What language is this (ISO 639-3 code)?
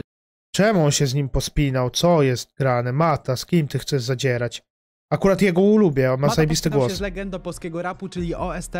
pol